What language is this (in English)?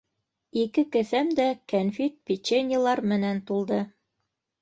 Bashkir